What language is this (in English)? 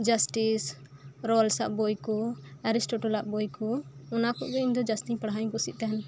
Santali